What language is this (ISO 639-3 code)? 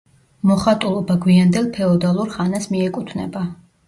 kat